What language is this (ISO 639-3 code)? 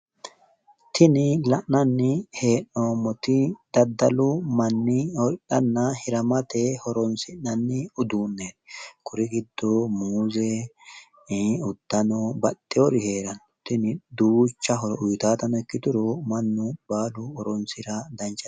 sid